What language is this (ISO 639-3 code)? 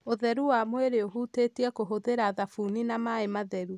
kik